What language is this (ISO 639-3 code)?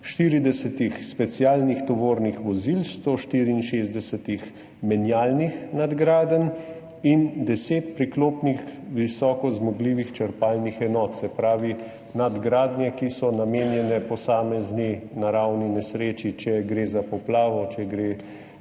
slv